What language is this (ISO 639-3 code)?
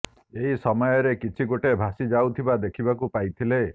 ori